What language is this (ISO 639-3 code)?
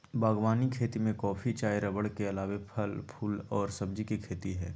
mag